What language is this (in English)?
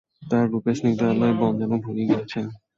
Bangla